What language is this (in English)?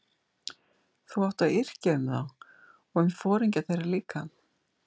Icelandic